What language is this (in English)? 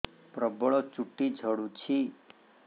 Odia